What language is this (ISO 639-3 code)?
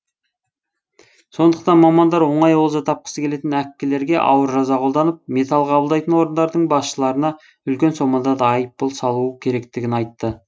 kaz